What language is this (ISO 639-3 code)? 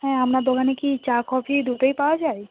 ben